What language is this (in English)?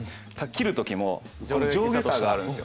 Japanese